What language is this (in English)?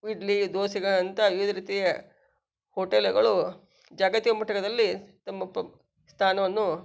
Kannada